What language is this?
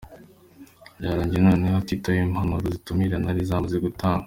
Kinyarwanda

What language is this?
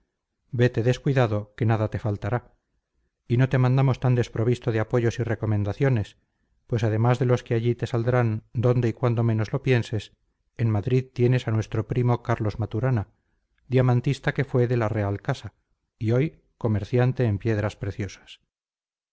Spanish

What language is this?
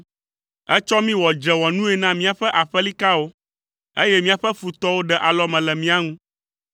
Ewe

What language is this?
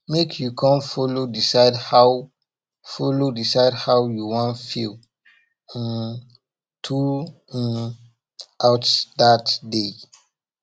Nigerian Pidgin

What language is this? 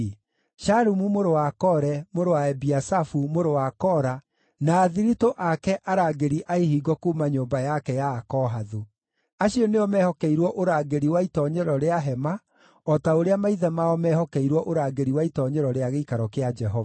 Kikuyu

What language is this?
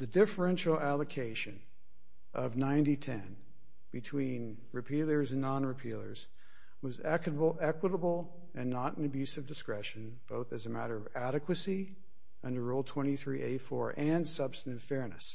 English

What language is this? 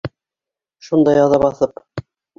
Bashkir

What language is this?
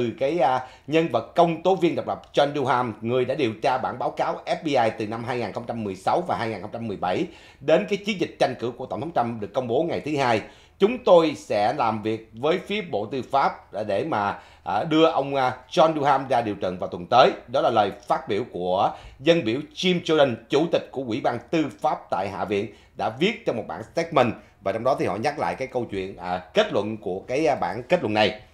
Vietnamese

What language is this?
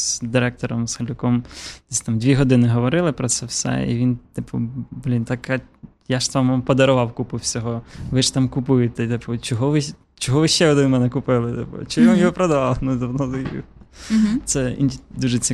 Ukrainian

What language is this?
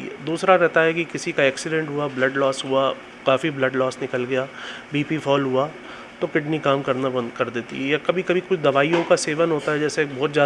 Hindi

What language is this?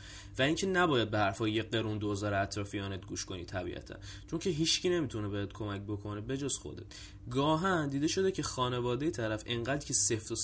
Persian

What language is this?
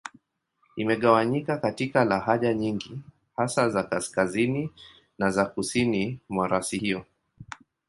Swahili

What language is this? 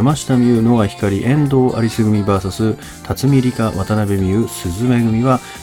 Japanese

